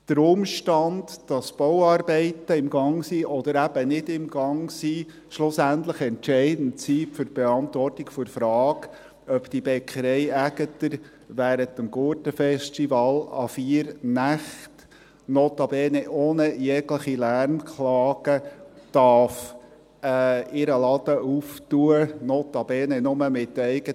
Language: Swiss German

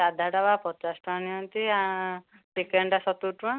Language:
Odia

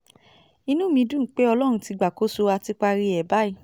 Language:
Yoruba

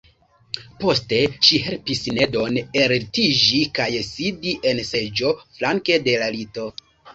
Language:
Esperanto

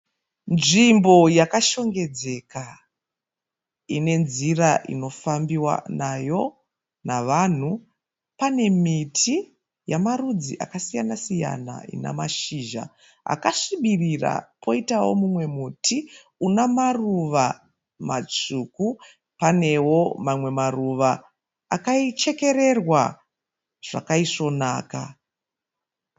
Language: Shona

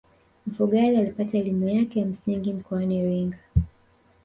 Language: Swahili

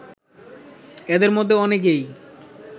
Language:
Bangla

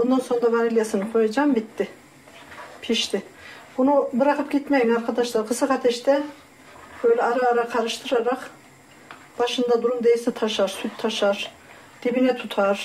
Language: Turkish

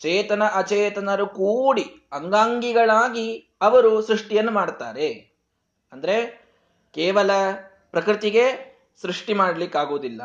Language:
Kannada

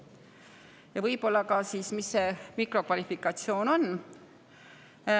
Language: Estonian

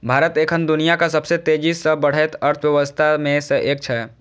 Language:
Maithili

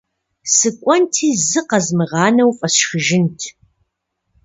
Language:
Kabardian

